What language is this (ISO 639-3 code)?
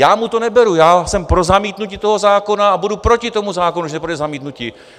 ces